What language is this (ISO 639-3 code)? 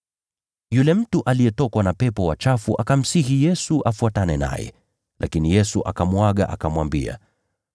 swa